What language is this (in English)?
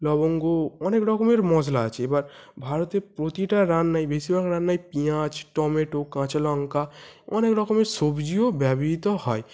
Bangla